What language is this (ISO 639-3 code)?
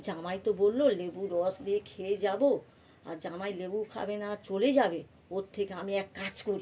ben